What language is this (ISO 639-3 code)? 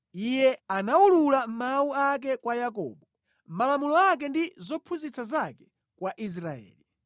nya